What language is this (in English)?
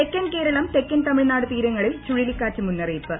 Malayalam